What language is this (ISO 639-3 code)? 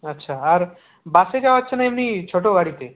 ben